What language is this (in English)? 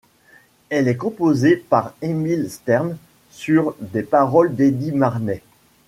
French